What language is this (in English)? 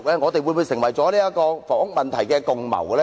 Cantonese